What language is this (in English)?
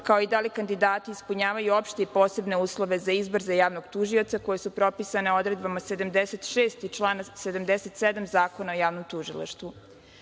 Serbian